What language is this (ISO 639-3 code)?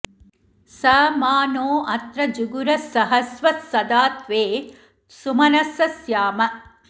san